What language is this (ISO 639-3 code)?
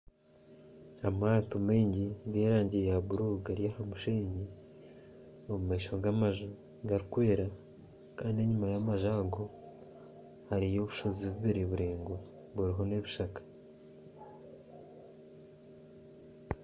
nyn